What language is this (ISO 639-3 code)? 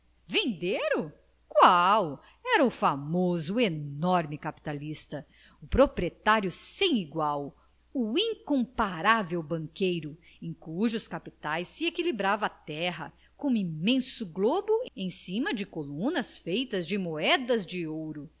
por